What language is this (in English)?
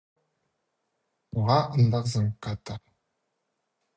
Khakas